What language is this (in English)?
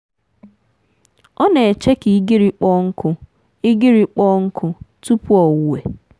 Igbo